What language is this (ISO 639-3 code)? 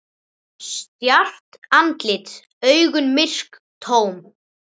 isl